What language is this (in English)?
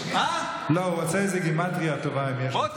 Hebrew